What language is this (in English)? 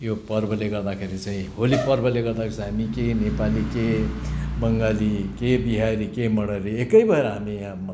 Nepali